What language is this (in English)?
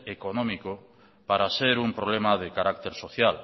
Spanish